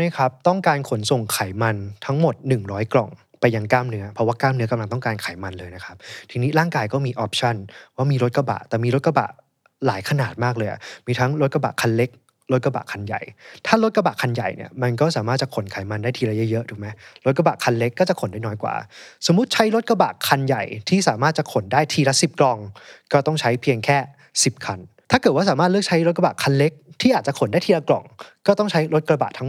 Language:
Thai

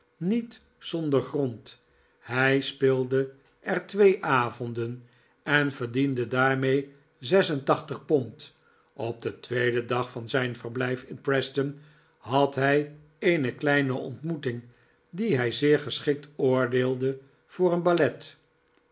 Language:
Dutch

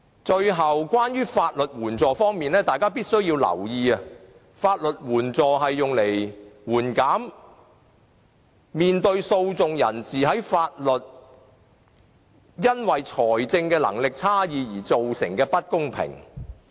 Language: Cantonese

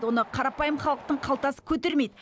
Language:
Kazakh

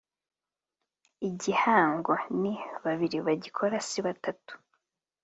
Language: Kinyarwanda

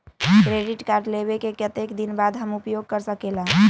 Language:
Magahi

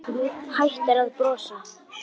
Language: Icelandic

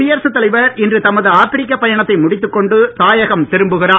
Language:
Tamil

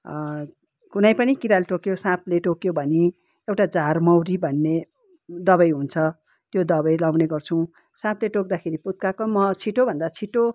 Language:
Nepali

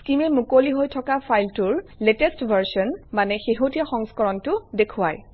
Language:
Assamese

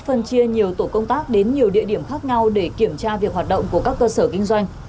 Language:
Vietnamese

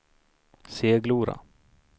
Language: Swedish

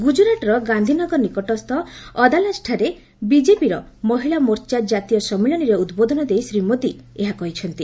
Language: Odia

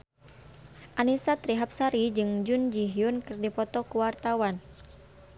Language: Sundanese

